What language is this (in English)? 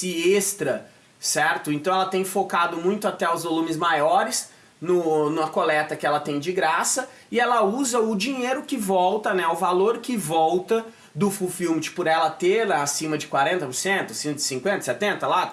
Portuguese